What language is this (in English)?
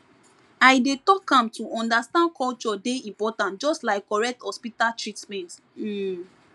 Nigerian Pidgin